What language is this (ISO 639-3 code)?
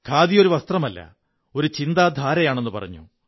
mal